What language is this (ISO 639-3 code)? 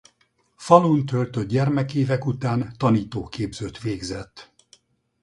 hun